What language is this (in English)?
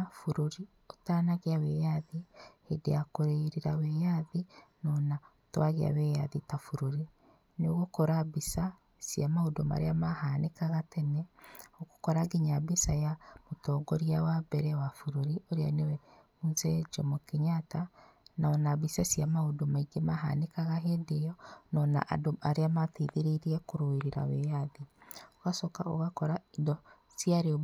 Kikuyu